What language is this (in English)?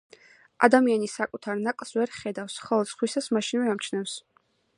Georgian